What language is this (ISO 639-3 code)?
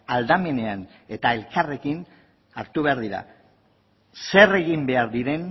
eus